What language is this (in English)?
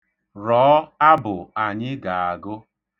Igbo